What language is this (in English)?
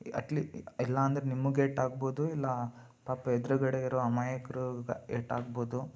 Kannada